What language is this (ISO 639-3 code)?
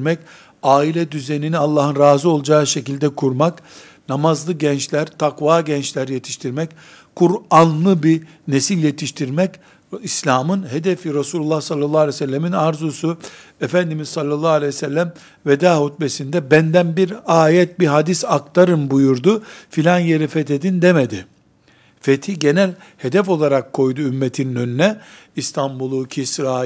tur